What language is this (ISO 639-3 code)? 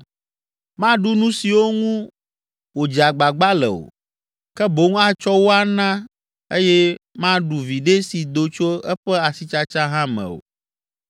ewe